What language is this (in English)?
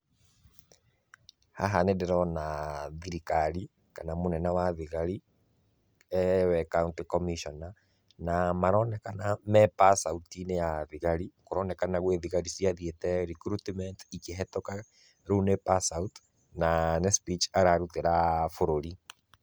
Kikuyu